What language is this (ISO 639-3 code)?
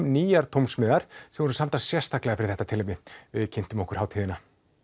isl